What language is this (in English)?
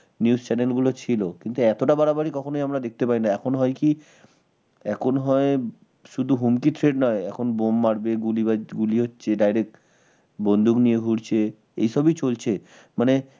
Bangla